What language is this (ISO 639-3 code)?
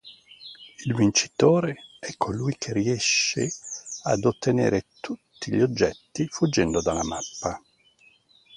ita